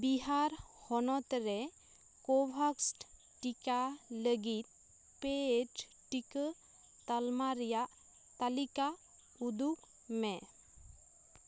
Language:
Santali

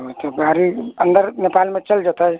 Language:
Maithili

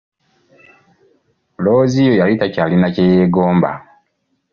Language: Ganda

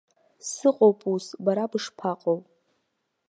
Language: Abkhazian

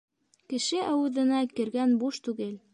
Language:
Bashkir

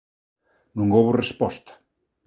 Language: Galician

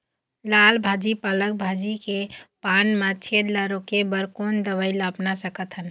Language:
Chhattisgarhi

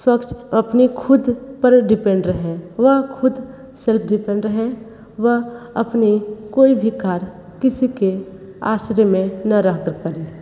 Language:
Hindi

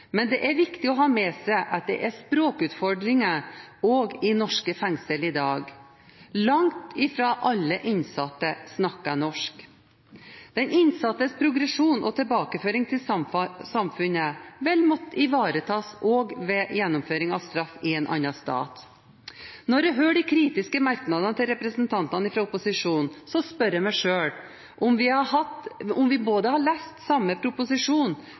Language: Norwegian Bokmål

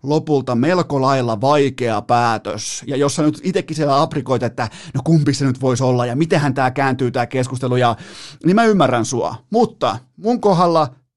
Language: Finnish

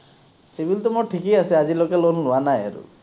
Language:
Assamese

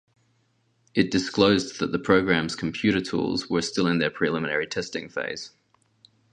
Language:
English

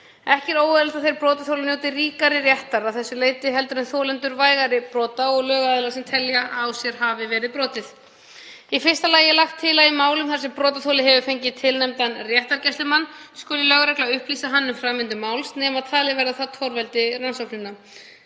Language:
Icelandic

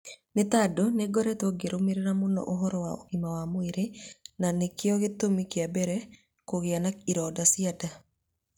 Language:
Kikuyu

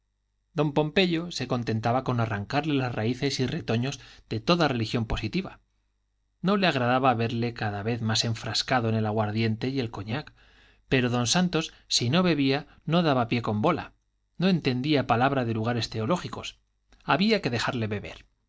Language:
Spanish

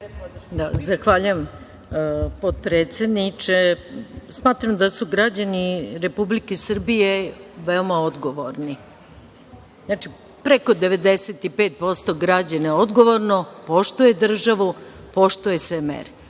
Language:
Serbian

